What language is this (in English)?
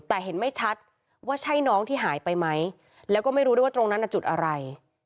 Thai